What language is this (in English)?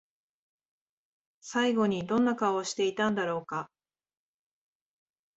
Japanese